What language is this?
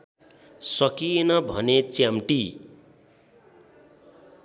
Nepali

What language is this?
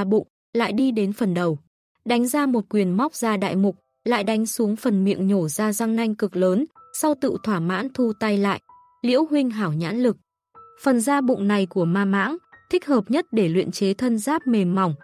Vietnamese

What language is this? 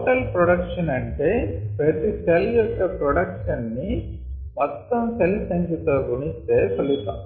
Telugu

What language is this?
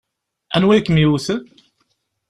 Kabyle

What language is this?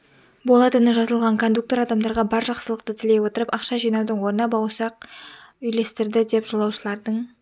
Kazakh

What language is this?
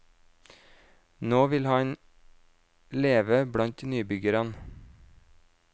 Norwegian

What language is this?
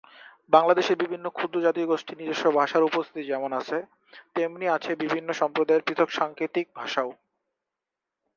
Bangla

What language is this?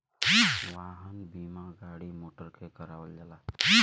Bhojpuri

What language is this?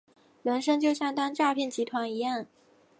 Chinese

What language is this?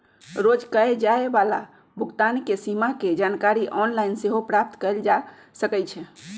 Magahi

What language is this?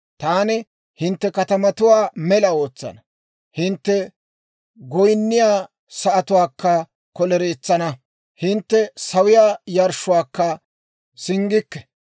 Dawro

